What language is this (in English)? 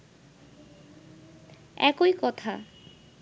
Bangla